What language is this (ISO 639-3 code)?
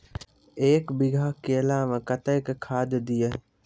mai